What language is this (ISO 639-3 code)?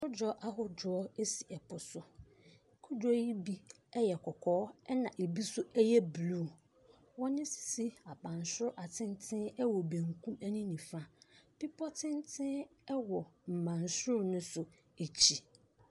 aka